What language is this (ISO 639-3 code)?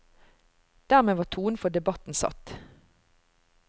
nor